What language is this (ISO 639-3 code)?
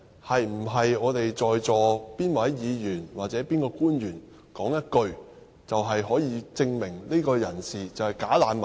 yue